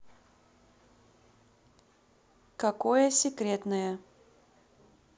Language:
Russian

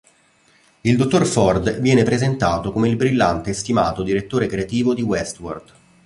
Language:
Italian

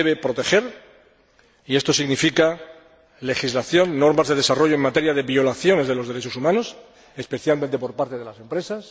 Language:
Spanish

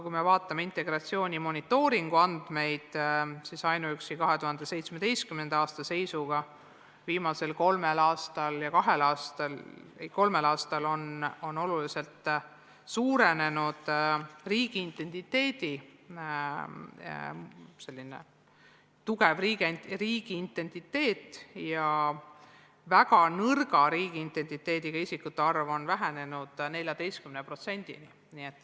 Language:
Estonian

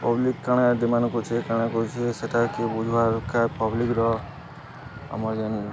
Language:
Odia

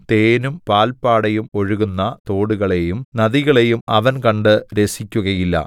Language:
Malayalam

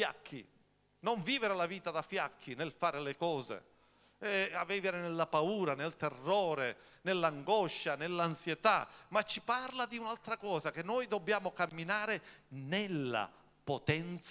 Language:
Italian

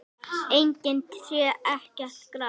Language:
Icelandic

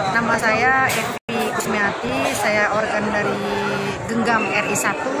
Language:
Indonesian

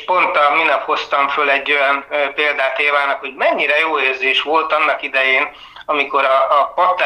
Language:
Hungarian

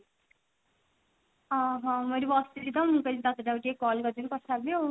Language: Odia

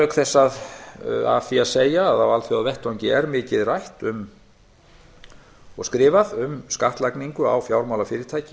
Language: Icelandic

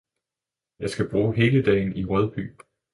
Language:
Danish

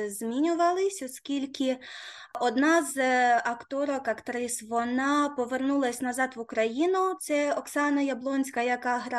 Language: Ukrainian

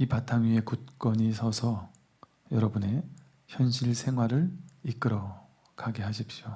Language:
Korean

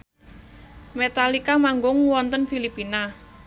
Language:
Javanese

